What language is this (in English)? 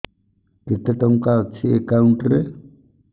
Odia